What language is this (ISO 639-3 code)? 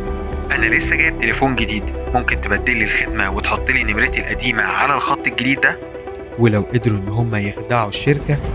ara